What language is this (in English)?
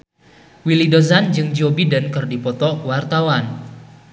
Sundanese